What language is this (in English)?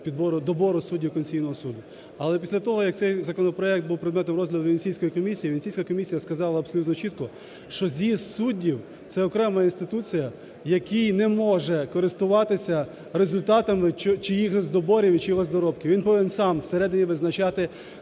Ukrainian